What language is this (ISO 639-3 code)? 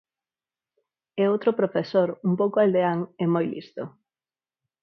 glg